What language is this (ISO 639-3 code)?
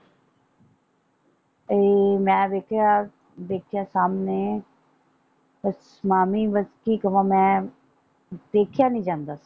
pan